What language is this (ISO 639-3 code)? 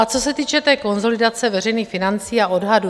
ces